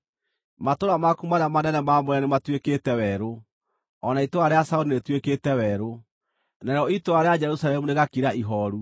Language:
Kikuyu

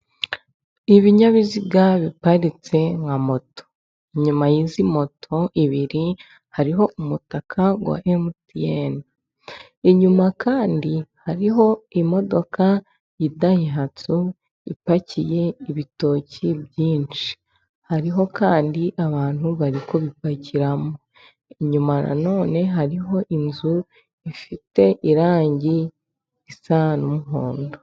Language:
Kinyarwanda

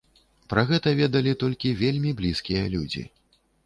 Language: Belarusian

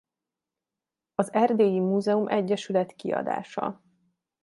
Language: Hungarian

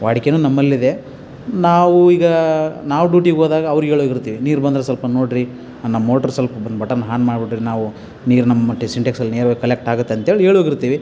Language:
Kannada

